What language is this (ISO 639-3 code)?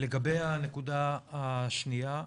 heb